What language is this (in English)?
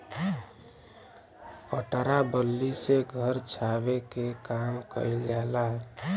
Bhojpuri